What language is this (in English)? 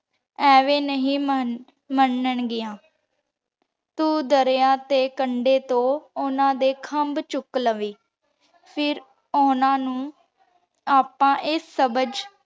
Punjabi